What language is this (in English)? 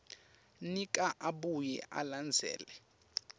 Swati